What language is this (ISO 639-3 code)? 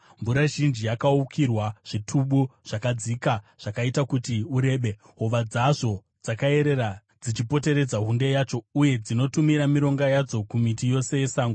sna